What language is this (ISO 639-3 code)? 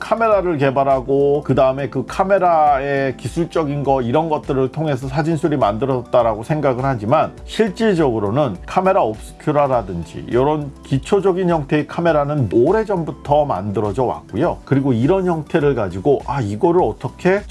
kor